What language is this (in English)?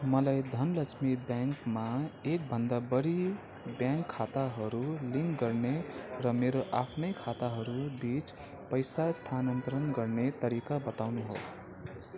Nepali